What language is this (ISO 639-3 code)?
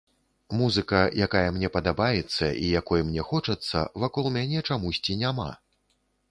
bel